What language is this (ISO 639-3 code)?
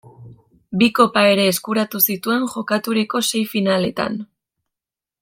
eus